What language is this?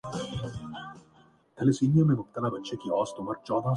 Urdu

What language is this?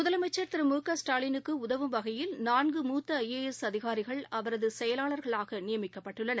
Tamil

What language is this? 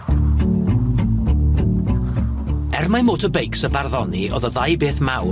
Welsh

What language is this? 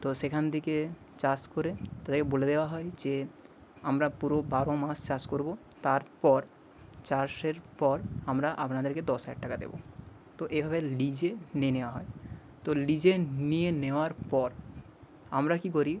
Bangla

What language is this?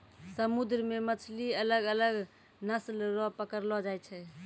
Maithili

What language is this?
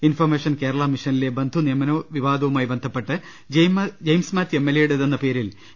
Malayalam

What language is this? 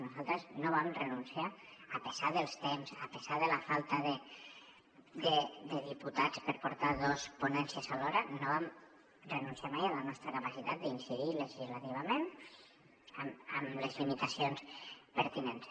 Catalan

